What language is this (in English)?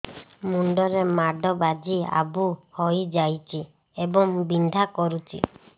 Odia